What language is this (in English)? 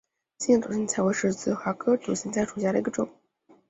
Chinese